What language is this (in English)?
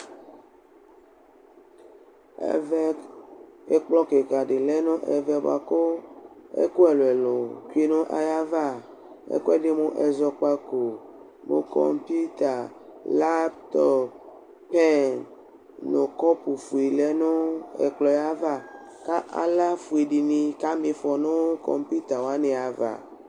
Ikposo